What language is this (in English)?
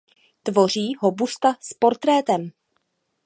Czech